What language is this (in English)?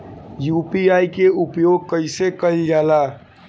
Bhojpuri